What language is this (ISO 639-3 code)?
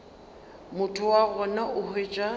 nso